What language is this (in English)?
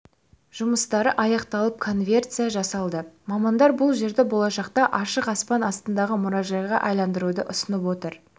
Kazakh